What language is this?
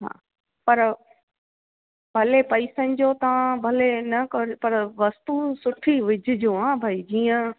Sindhi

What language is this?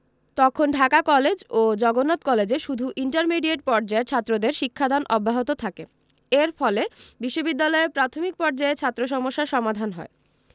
Bangla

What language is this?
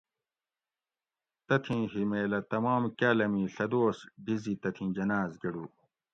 Gawri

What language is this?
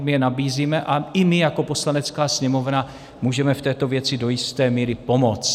Czech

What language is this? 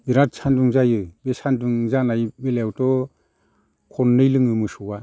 Bodo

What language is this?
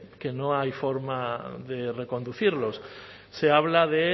Spanish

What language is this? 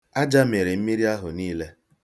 Igbo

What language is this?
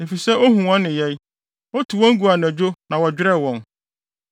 Akan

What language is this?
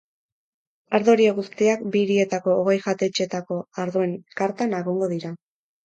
Basque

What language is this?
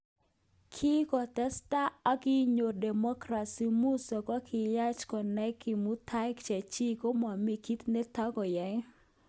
Kalenjin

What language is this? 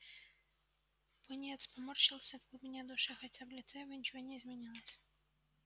Russian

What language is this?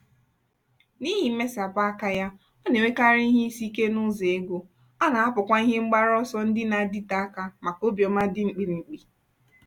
Igbo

